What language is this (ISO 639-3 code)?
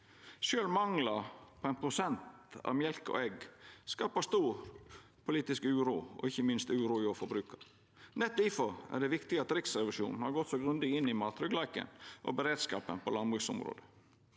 nor